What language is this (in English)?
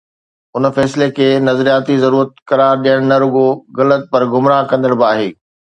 Sindhi